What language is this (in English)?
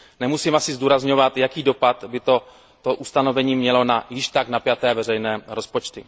Czech